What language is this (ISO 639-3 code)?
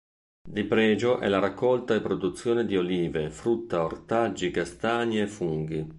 ita